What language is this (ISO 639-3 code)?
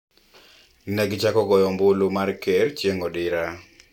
luo